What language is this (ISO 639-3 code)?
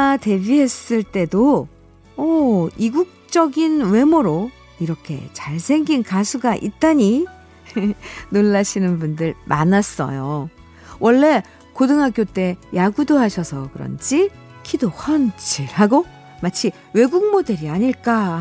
kor